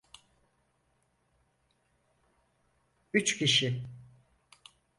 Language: Turkish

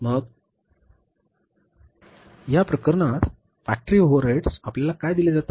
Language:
Marathi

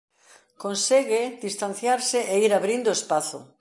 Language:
Galician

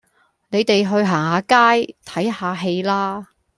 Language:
Cantonese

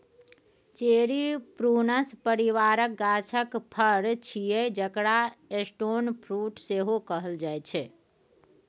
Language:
Maithili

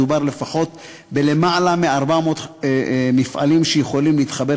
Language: Hebrew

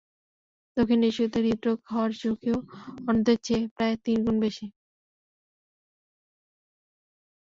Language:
Bangla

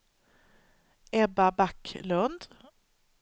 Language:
Swedish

